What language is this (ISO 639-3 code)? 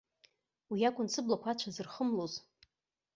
abk